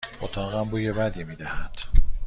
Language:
Persian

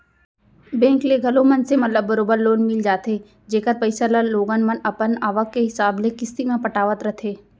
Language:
Chhattisgarhi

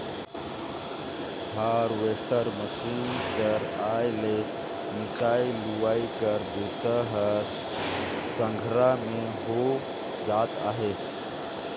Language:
Chhattisgarhi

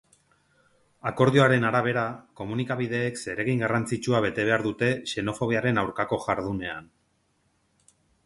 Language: Basque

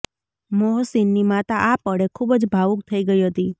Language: Gujarati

